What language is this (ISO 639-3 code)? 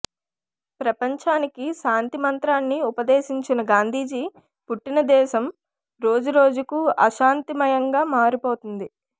tel